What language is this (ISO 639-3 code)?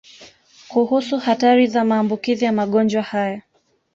swa